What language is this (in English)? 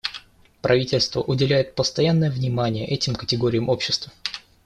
Russian